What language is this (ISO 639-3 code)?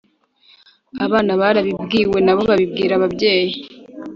kin